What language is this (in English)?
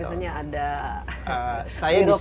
Indonesian